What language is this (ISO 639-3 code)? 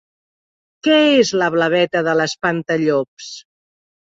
cat